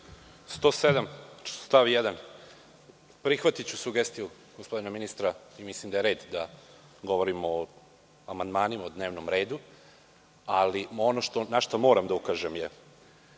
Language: Serbian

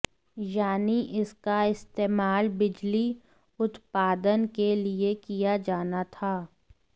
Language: Hindi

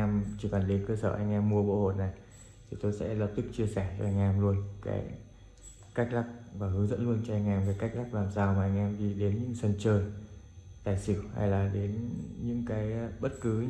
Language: Vietnamese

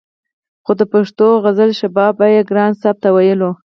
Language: Pashto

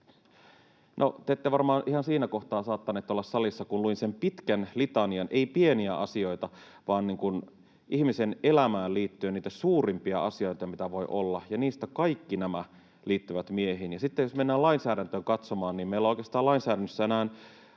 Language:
Finnish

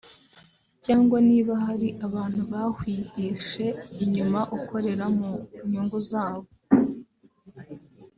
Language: Kinyarwanda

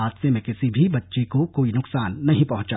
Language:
Hindi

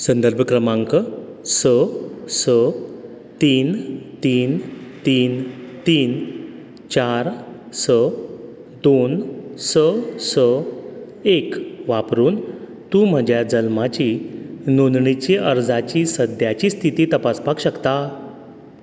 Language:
Konkani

